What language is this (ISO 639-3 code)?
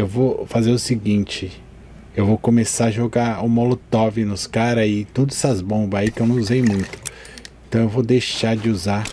por